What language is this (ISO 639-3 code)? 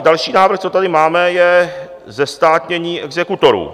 ces